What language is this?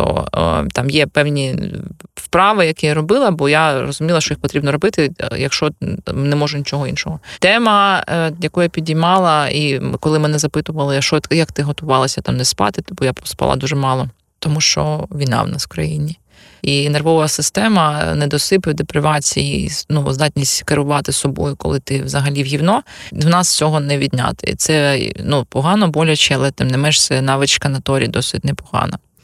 Ukrainian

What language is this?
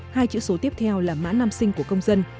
Vietnamese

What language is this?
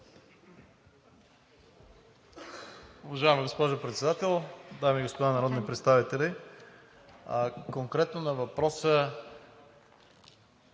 Bulgarian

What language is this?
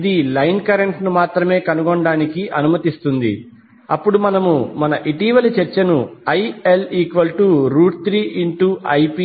Telugu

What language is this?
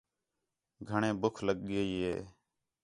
Khetrani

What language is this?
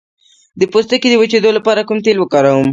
Pashto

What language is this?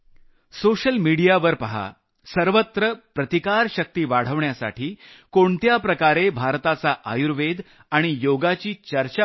Marathi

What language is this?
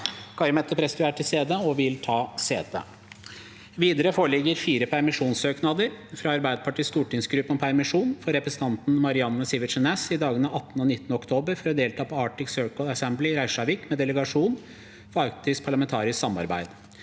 Norwegian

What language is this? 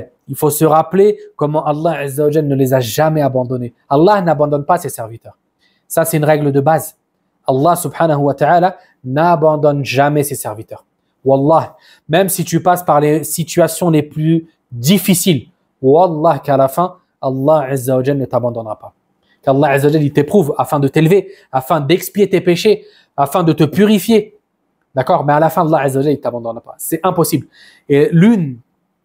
French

